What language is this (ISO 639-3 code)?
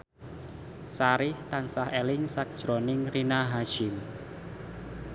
jav